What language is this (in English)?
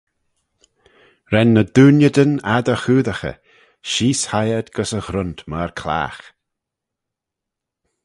Manx